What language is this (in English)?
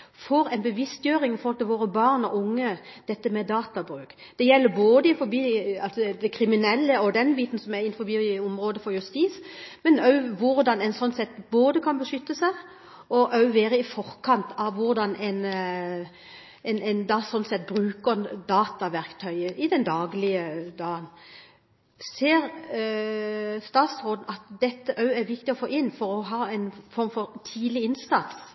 Norwegian Bokmål